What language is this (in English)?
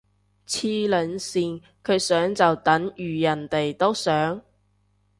Cantonese